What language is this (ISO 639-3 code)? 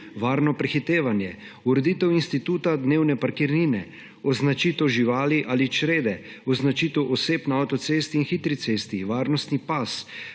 slv